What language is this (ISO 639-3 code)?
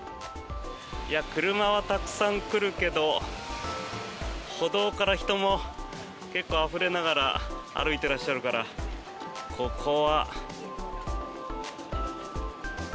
jpn